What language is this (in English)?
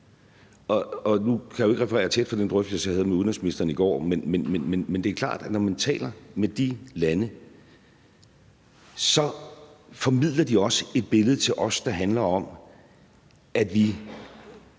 Danish